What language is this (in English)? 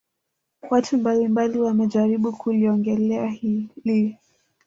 Swahili